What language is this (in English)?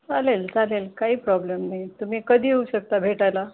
Marathi